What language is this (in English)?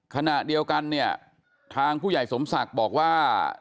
Thai